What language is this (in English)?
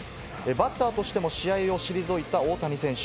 Japanese